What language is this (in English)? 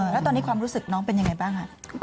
Thai